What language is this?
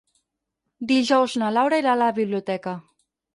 Catalan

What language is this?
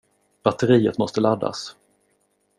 Swedish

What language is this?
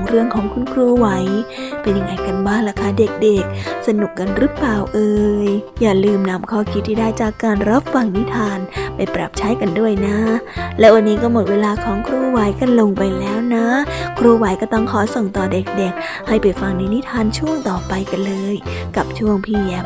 Thai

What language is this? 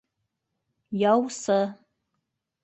Bashkir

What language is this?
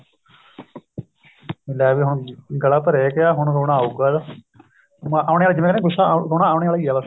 Punjabi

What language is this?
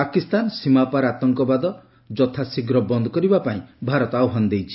Odia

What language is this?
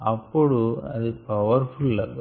Telugu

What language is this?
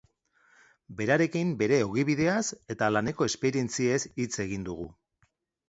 Basque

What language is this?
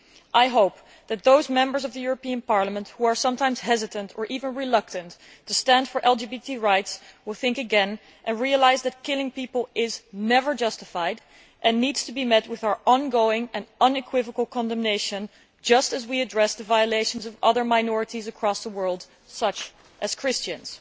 English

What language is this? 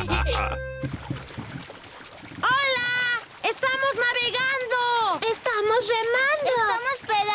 Spanish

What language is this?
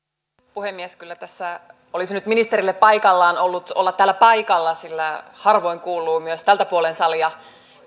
Finnish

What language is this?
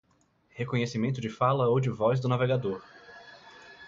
Portuguese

